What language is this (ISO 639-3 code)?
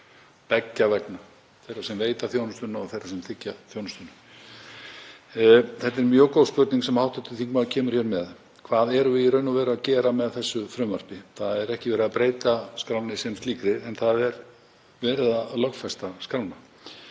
isl